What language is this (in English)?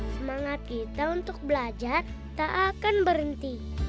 Indonesian